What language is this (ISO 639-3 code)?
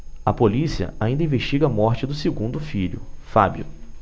por